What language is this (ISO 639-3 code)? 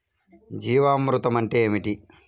tel